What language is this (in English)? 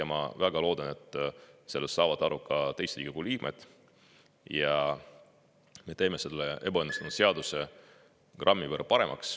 Estonian